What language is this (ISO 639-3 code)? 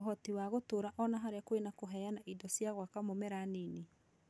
kik